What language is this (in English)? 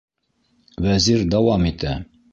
Bashkir